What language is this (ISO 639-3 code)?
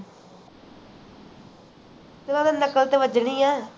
pan